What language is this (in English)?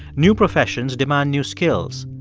English